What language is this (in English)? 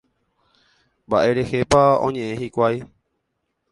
Guarani